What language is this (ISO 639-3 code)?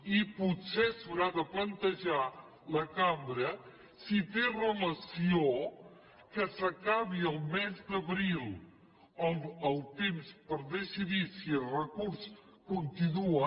cat